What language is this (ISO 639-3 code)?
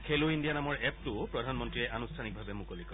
asm